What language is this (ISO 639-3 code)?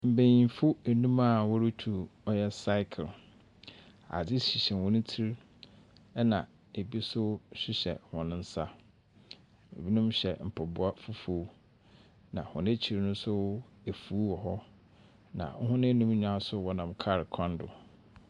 aka